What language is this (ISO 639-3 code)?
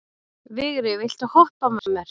isl